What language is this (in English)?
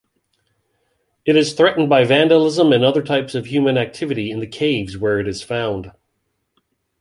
English